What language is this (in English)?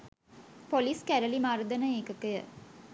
Sinhala